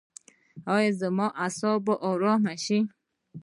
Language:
Pashto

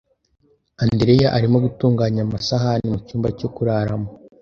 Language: Kinyarwanda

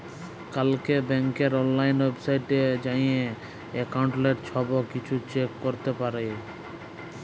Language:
Bangla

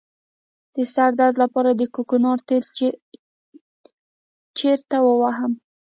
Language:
Pashto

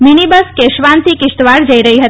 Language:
Gujarati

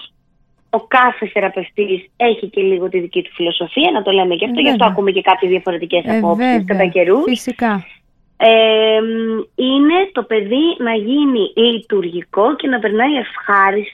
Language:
Greek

